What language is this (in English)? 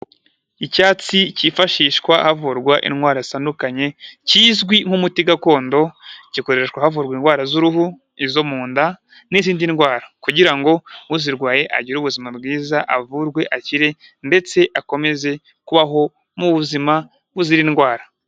Kinyarwanda